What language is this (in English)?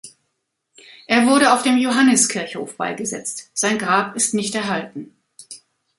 German